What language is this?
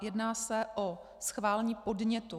Czech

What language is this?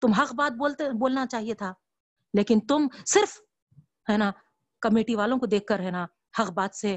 Urdu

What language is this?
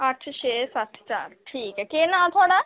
Dogri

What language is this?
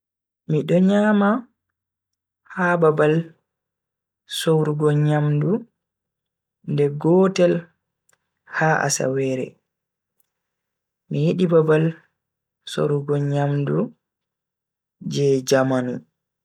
Bagirmi Fulfulde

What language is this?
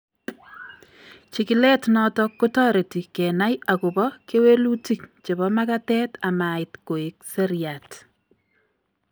Kalenjin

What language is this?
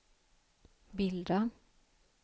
Swedish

